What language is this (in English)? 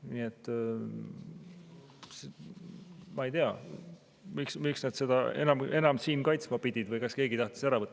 Estonian